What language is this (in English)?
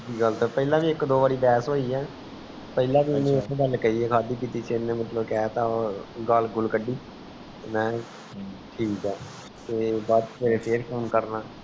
Punjabi